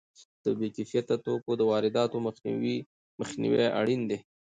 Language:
Pashto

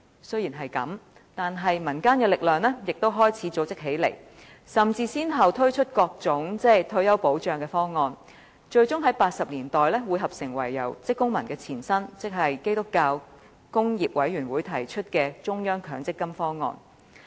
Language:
Cantonese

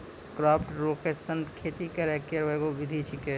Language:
Maithili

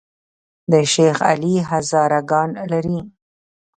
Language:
Pashto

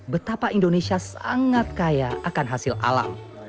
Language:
Indonesian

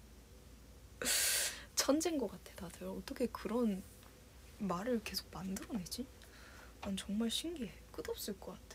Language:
Korean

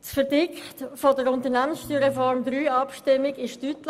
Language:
Swiss German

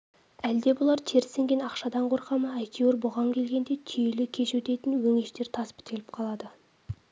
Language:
Kazakh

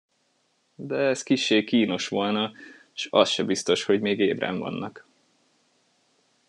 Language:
Hungarian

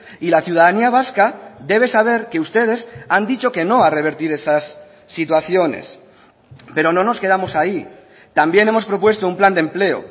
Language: Spanish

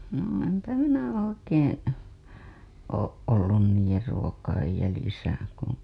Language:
Finnish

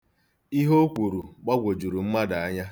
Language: Igbo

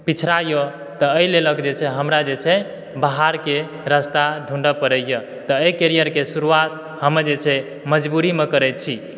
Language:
Maithili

